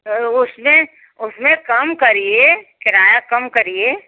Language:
Hindi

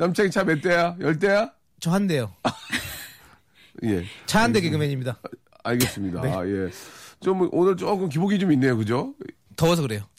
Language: Korean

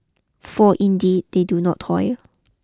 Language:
English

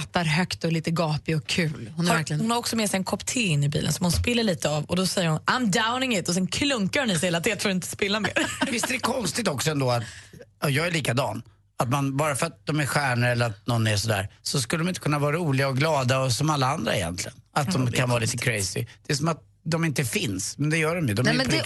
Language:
Swedish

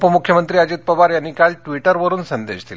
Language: Marathi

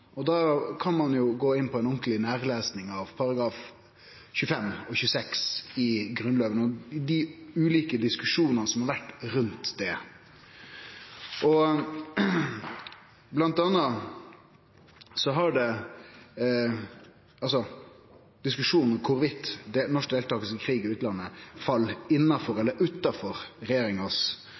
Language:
Norwegian Nynorsk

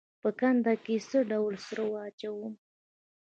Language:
Pashto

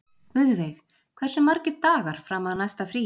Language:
Icelandic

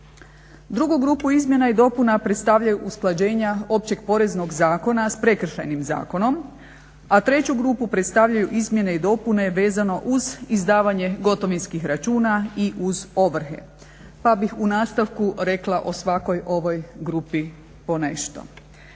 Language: Croatian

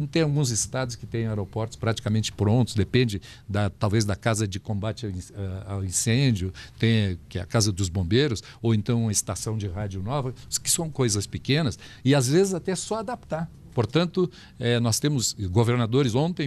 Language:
Portuguese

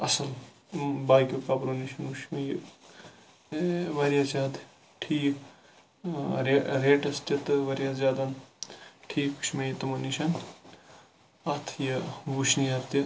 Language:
Kashmiri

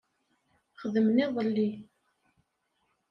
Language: Kabyle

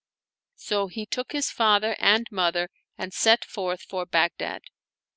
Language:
English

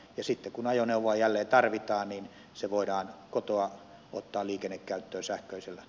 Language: Finnish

